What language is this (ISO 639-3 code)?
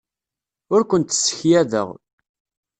kab